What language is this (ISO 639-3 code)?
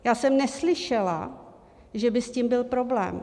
ces